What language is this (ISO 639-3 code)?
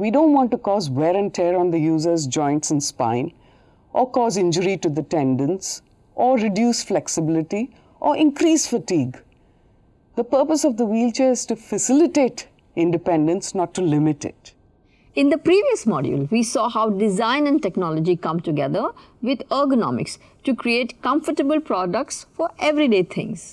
eng